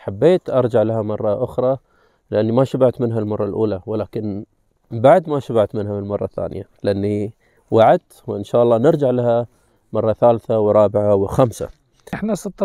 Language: Arabic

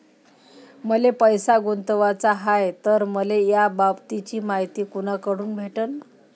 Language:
Marathi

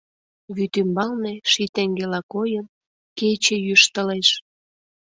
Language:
Mari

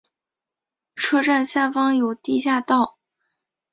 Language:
Chinese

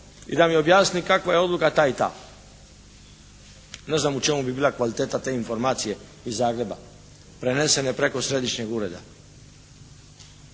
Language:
Croatian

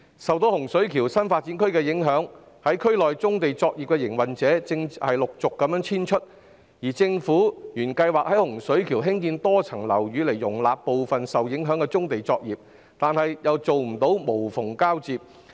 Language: Cantonese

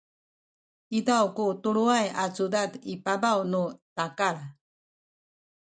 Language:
Sakizaya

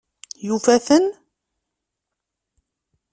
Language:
Kabyle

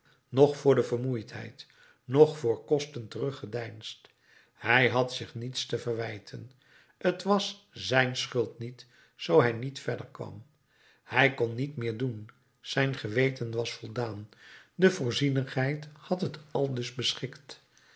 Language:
Dutch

